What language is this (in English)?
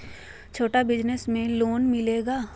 Magahi